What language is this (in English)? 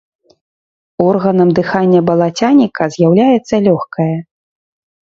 Belarusian